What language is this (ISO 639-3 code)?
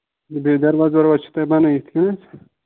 kas